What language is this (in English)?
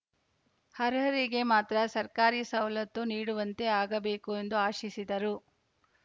Kannada